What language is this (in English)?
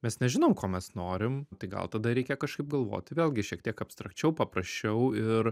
Lithuanian